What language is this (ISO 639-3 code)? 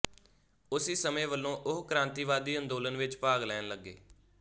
pan